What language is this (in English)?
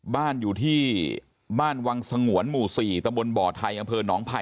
Thai